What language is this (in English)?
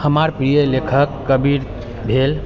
Maithili